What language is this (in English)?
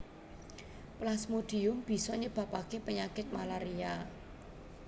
Javanese